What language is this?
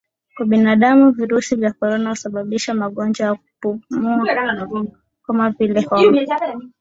Swahili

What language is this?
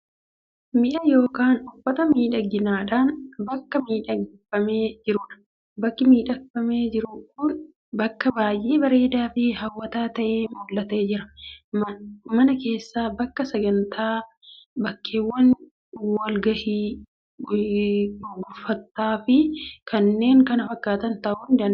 Oromo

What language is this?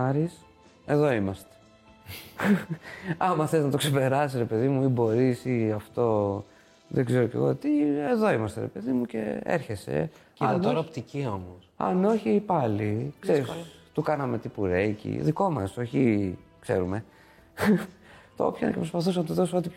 Greek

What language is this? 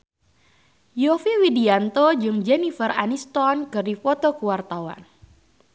Sundanese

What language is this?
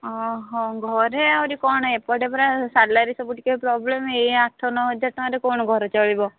Odia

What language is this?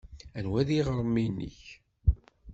Kabyle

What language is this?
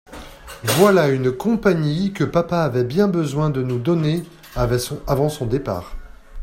French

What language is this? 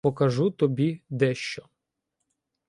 Ukrainian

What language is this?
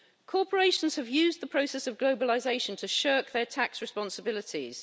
English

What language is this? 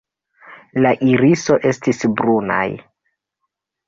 Esperanto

